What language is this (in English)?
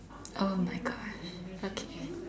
English